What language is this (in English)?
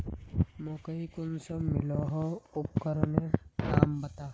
Magahi